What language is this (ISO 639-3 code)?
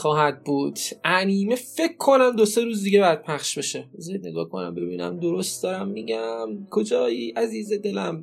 fas